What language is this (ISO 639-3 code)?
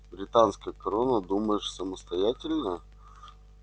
rus